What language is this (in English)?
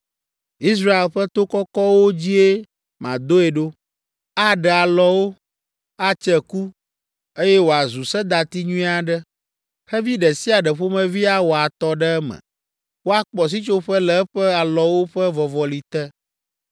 Ewe